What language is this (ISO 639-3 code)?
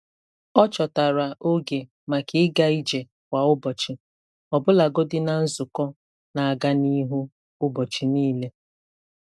ibo